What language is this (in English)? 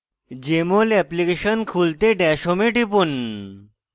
Bangla